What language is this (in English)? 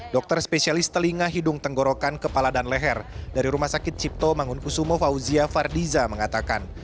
Indonesian